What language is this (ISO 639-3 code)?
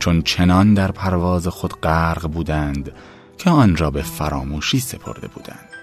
fas